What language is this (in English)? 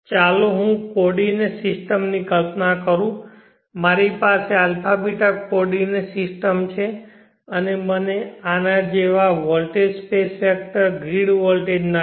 Gujarati